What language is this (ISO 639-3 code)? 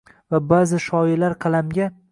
uzb